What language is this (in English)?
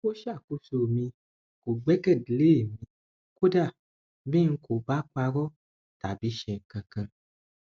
Yoruba